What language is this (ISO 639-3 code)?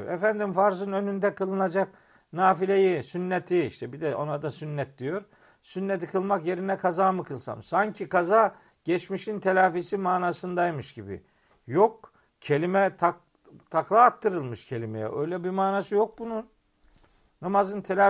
tur